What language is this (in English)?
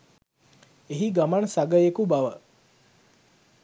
Sinhala